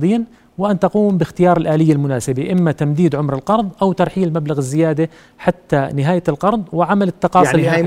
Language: Arabic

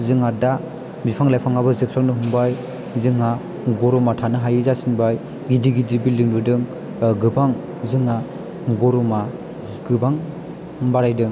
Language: Bodo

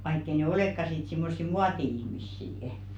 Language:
Finnish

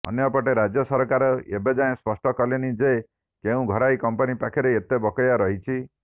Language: Odia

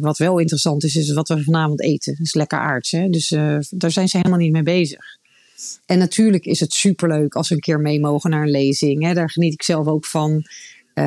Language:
Dutch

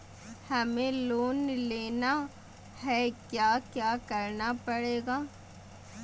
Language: Magahi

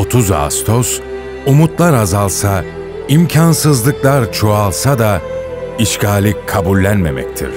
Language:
Turkish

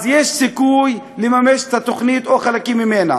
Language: Hebrew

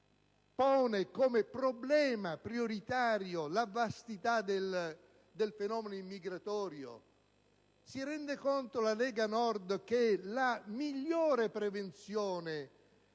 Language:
Italian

